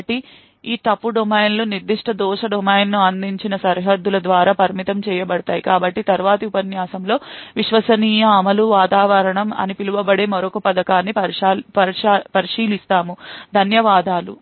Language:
Telugu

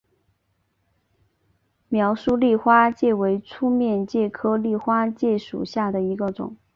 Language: Chinese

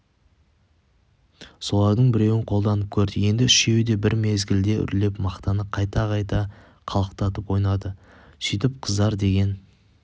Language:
Kazakh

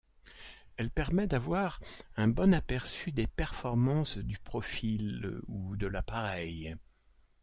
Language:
French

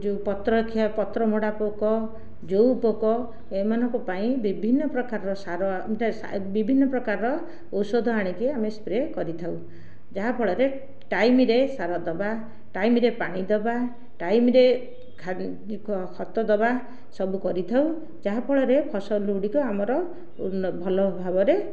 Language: Odia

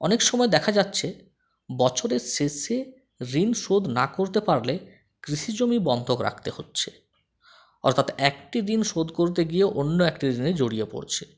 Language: Bangla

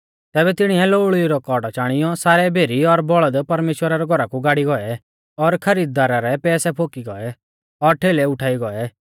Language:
Mahasu Pahari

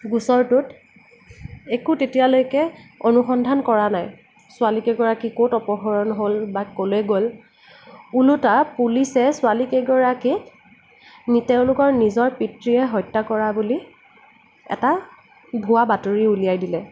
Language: Assamese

